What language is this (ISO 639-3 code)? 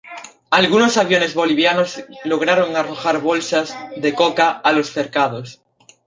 spa